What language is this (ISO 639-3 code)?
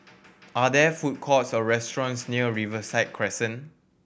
eng